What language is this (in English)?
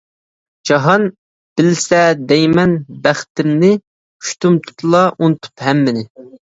Uyghur